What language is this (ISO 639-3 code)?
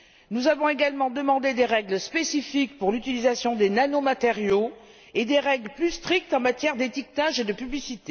fra